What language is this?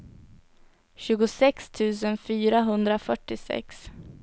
Swedish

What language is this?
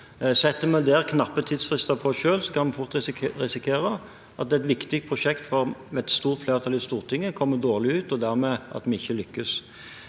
Norwegian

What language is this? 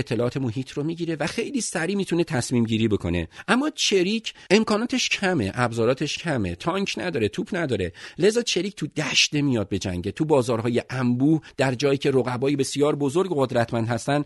Persian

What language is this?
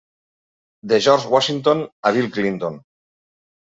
Catalan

